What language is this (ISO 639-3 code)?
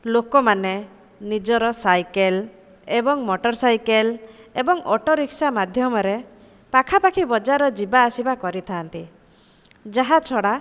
ori